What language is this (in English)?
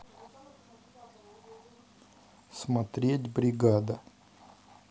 Russian